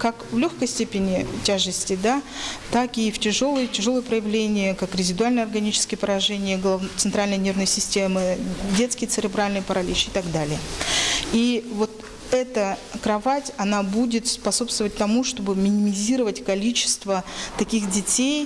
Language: Russian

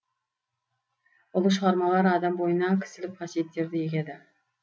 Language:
Kazakh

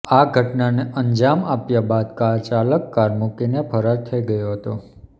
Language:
Gujarati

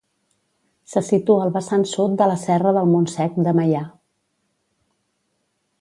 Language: Catalan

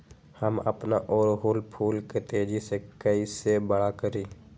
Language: Magahi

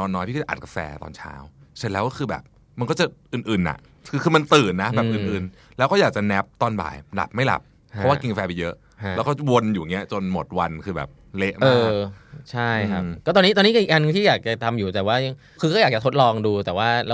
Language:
Thai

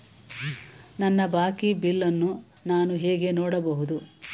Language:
Kannada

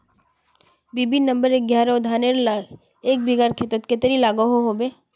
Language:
Magahi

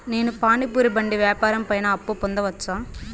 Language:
Telugu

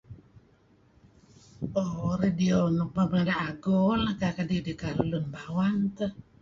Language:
Kelabit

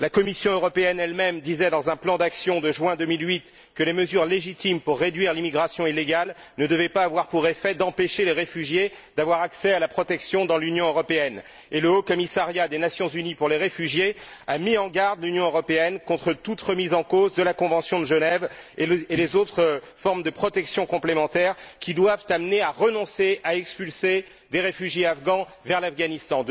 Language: French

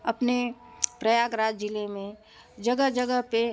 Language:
Hindi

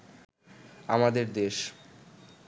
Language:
Bangla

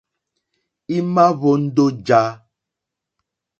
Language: Mokpwe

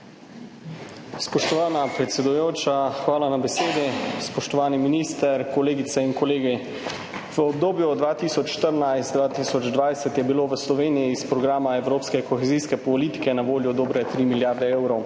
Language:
Slovenian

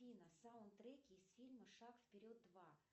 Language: Russian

